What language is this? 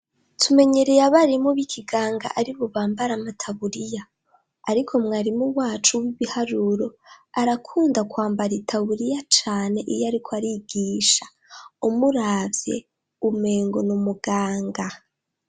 Rundi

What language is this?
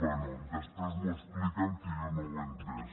Catalan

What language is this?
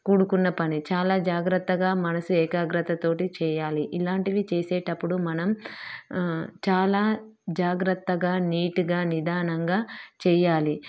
Telugu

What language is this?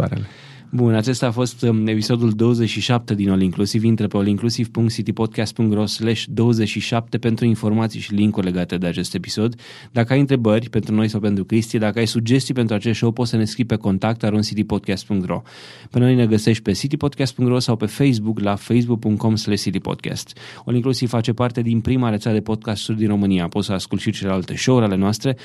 Romanian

